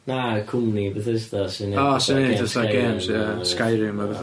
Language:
Welsh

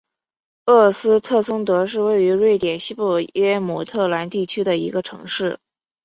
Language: Chinese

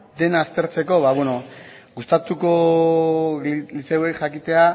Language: Basque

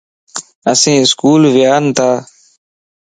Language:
Lasi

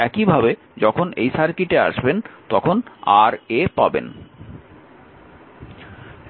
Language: Bangla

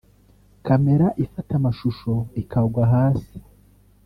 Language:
Kinyarwanda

